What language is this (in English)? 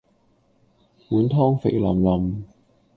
Cantonese